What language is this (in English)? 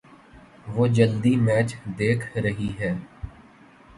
Urdu